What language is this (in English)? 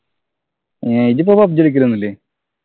Malayalam